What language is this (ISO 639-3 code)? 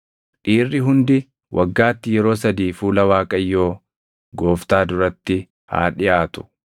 orm